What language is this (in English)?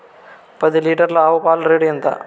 Telugu